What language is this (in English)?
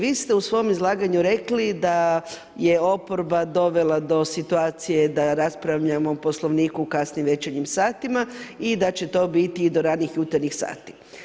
Croatian